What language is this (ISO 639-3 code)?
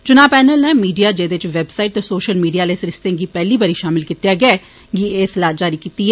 doi